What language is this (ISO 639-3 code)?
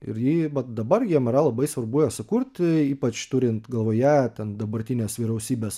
lit